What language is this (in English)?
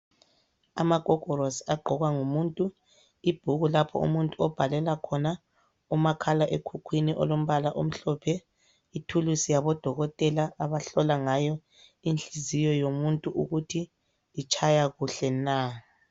North Ndebele